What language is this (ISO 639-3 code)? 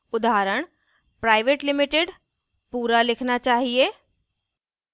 hin